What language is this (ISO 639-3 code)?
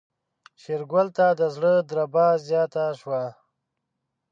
pus